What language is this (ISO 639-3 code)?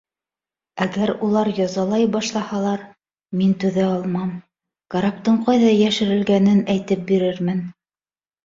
bak